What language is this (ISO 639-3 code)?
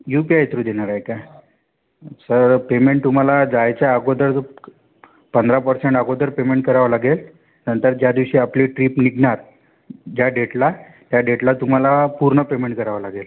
mar